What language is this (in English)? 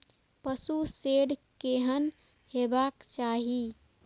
Maithili